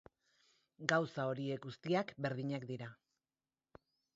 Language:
Basque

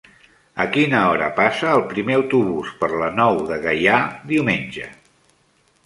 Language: Catalan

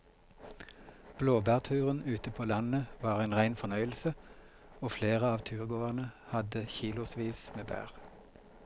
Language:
Norwegian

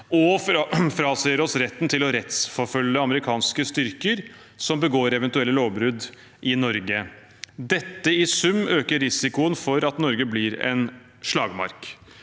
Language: Norwegian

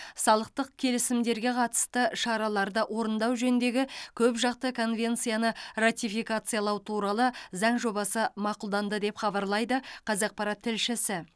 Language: Kazakh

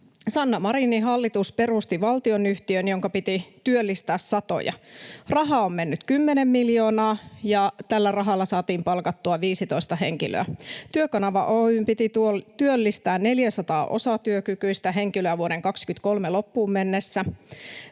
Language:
Finnish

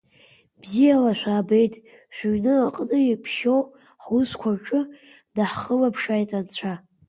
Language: Abkhazian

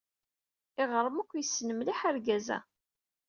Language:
Kabyle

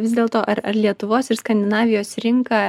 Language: Lithuanian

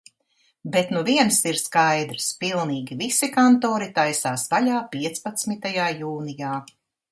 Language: Latvian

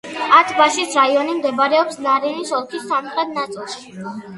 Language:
Georgian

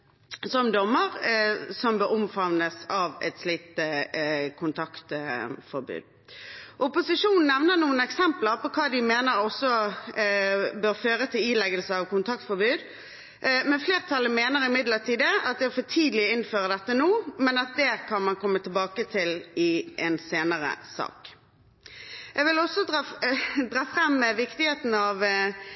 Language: Norwegian Bokmål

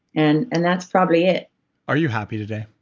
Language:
English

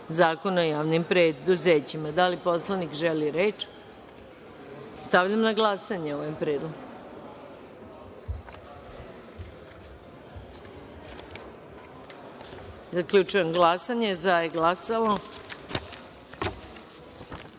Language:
Serbian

